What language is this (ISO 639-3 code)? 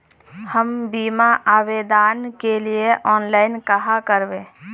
mag